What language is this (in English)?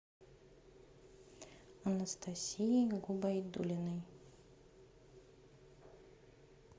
Russian